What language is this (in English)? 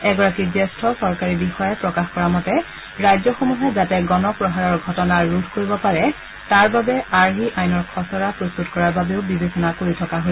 Assamese